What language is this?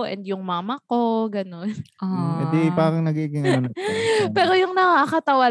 Filipino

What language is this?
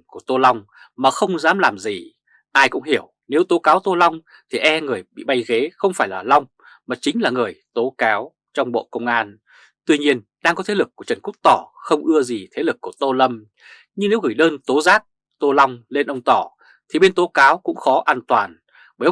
Vietnamese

